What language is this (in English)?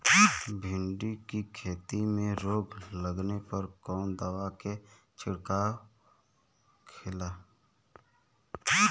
Bhojpuri